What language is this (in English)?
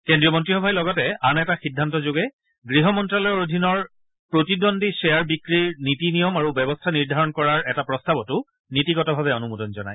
Assamese